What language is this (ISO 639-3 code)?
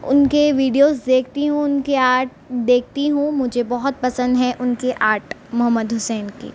urd